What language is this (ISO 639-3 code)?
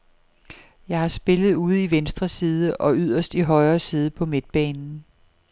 dan